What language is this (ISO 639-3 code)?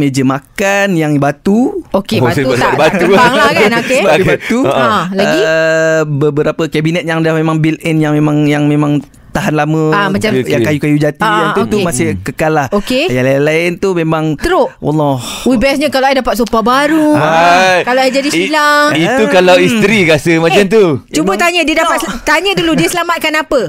msa